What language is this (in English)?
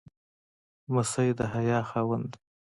Pashto